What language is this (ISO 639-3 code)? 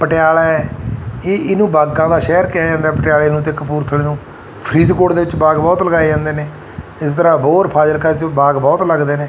pan